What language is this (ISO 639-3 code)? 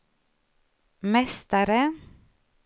swe